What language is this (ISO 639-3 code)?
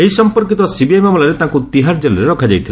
ori